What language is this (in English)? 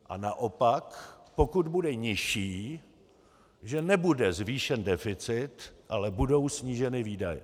Czech